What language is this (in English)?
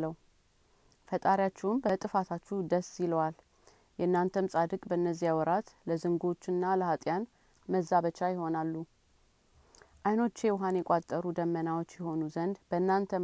Amharic